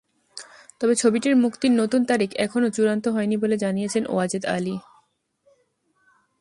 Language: Bangla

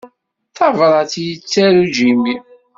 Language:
Kabyle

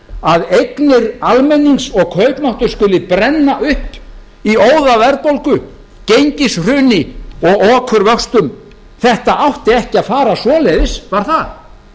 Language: Icelandic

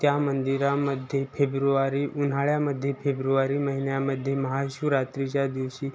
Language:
Marathi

